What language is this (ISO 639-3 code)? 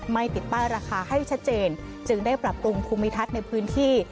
tha